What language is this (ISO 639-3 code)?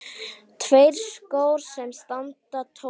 isl